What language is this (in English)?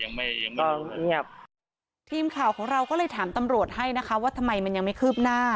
Thai